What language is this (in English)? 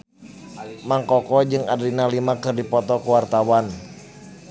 Sundanese